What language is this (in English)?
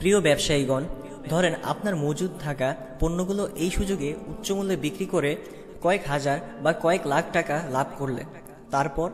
Turkish